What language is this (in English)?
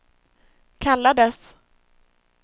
Swedish